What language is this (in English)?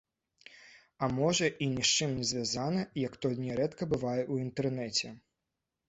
Belarusian